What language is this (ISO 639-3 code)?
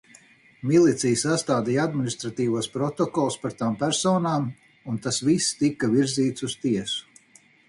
lav